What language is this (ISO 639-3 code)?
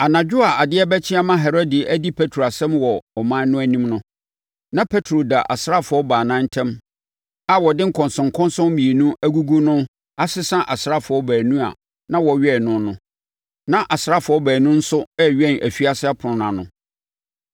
aka